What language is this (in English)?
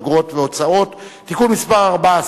Hebrew